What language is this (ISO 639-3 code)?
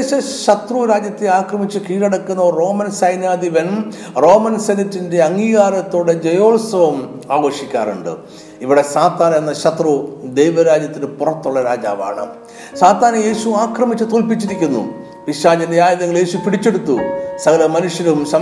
mal